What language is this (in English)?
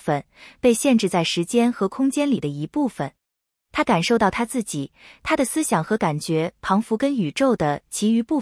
Chinese